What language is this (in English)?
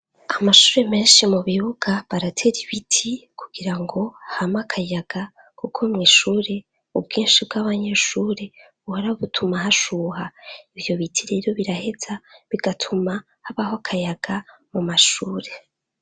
Rundi